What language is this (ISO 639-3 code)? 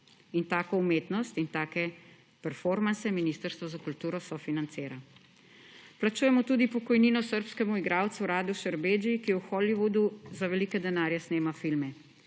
slv